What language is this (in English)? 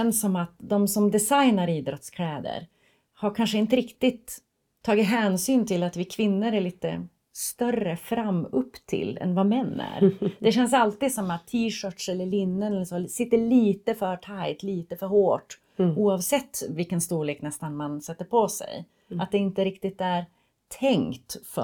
Swedish